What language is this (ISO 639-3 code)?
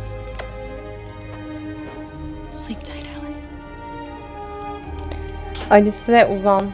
tur